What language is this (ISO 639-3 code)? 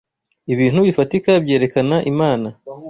kin